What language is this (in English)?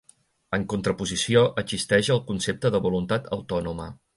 Catalan